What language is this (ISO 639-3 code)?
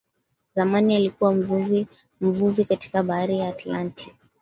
swa